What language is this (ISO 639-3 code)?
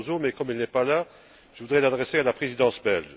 fra